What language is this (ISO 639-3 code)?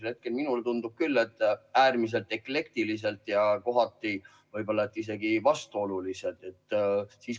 est